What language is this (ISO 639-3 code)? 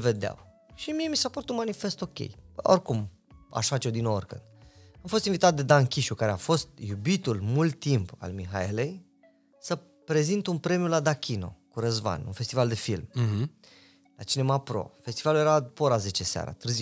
ron